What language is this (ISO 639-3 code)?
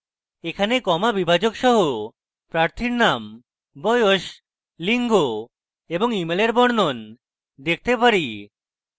ben